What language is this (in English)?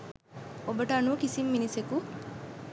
Sinhala